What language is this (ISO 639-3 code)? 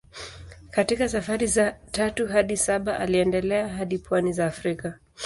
swa